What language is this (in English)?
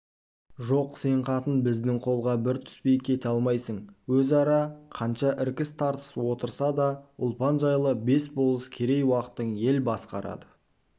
Kazakh